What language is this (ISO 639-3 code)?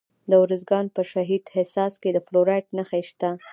pus